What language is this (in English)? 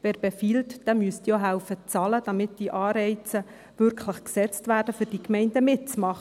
Swiss German